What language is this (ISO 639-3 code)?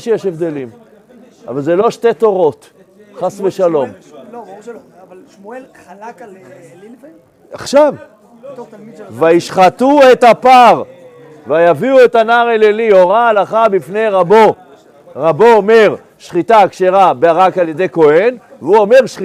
heb